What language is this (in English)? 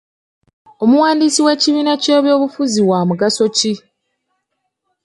Ganda